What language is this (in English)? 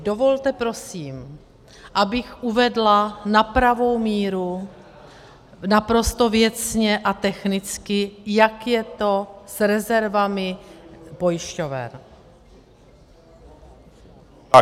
Czech